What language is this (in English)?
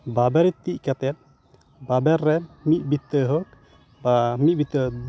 Santali